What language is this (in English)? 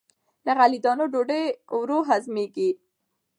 Pashto